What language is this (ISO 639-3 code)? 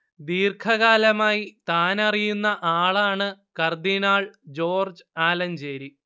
mal